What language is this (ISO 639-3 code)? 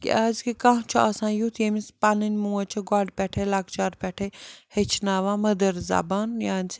kas